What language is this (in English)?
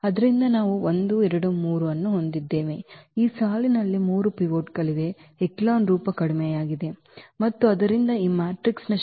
Kannada